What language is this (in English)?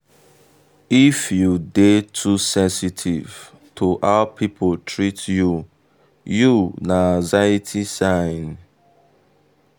Nigerian Pidgin